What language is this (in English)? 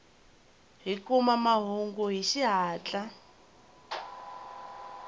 Tsonga